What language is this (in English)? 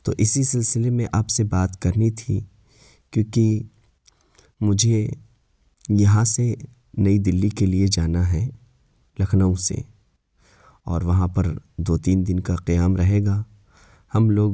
Urdu